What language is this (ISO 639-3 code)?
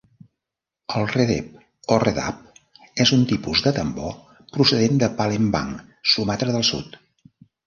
cat